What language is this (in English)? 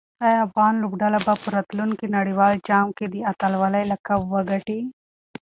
Pashto